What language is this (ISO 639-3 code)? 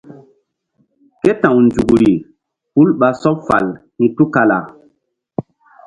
mdd